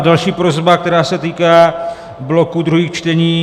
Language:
Czech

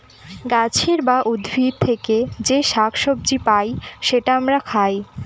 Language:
Bangla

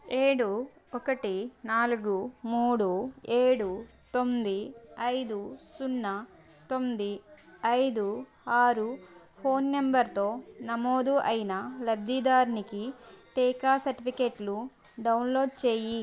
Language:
Telugu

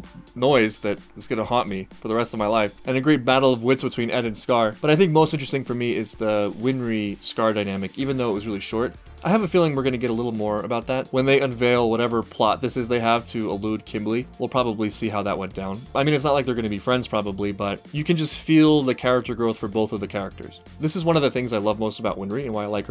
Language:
English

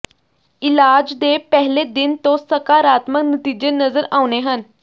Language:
Punjabi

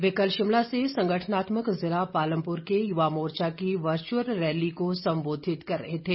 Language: Hindi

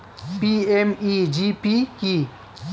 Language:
Bangla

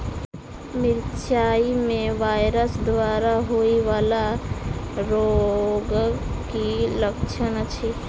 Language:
Maithili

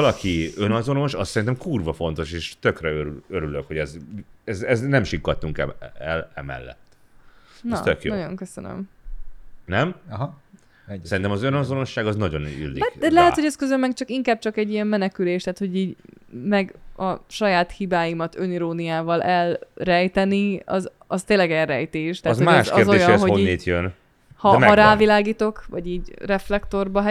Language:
Hungarian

